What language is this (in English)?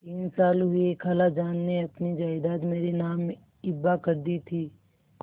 Hindi